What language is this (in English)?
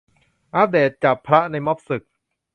Thai